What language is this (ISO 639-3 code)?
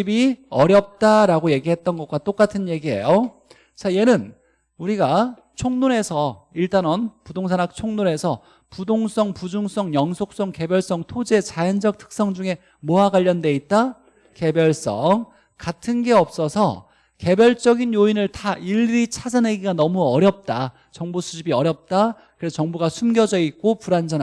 kor